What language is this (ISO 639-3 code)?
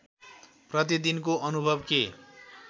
nep